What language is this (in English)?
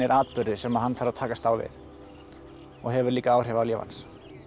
Icelandic